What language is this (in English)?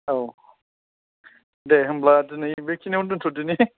Bodo